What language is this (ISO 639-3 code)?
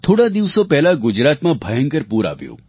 guj